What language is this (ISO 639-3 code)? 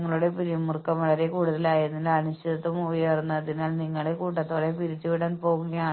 mal